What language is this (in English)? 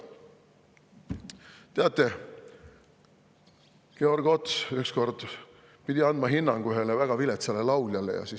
Estonian